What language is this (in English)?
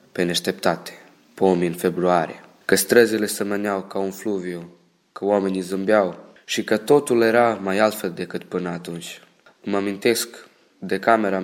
Romanian